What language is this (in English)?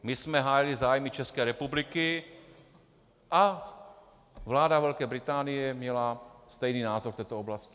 Czech